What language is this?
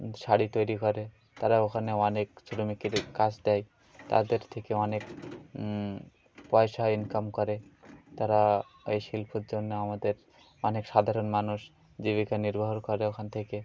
Bangla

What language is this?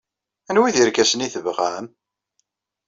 Kabyle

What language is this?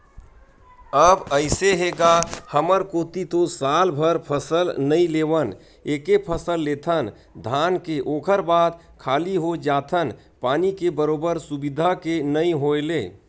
Chhattisgarhi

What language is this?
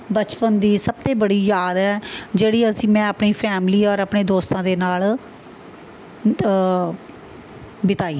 Punjabi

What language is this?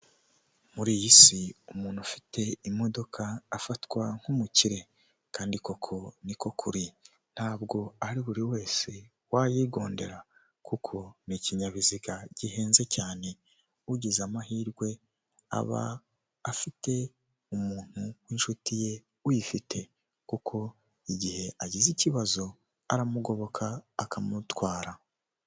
Kinyarwanda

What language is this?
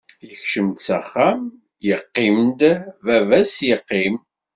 Kabyle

